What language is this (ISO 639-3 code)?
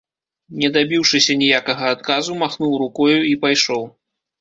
bel